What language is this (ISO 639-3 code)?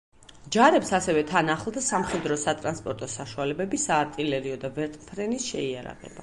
kat